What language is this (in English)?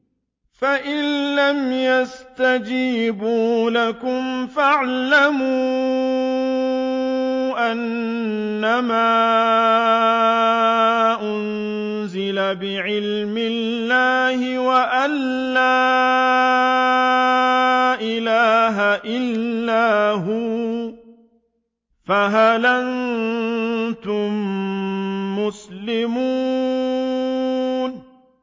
Arabic